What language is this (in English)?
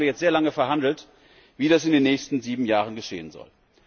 German